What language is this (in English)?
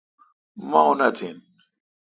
Kalkoti